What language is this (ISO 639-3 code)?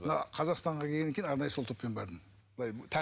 kaz